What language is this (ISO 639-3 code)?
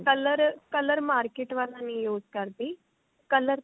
pan